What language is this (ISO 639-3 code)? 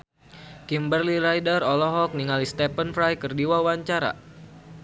sun